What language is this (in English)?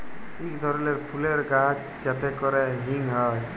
Bangla